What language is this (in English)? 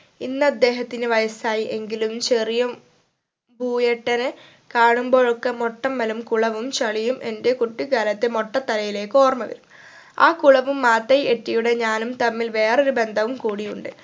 Malayalam